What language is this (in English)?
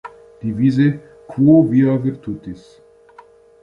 German